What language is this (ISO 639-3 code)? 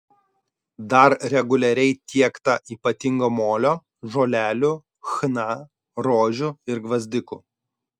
lit